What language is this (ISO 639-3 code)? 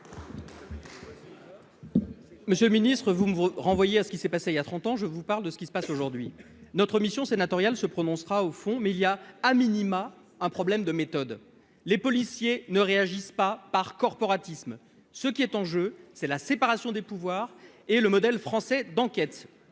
fra